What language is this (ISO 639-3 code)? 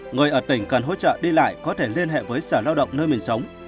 vie